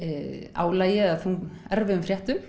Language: Icelandic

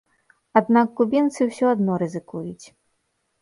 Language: Belarusian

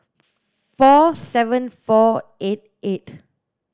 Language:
English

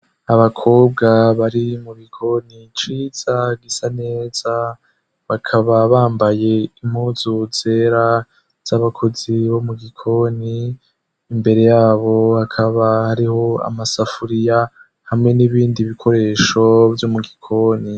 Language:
Rundi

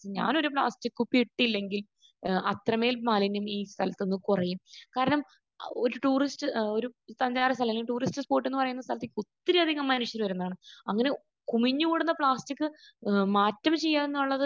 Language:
Malayalam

